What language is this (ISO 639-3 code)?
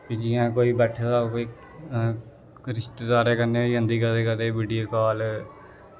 doi